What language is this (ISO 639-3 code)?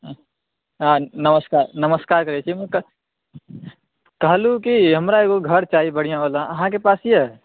mai